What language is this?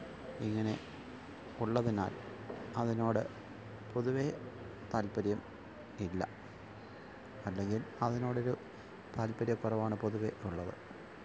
Malayalam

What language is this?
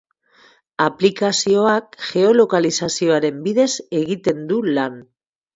Basque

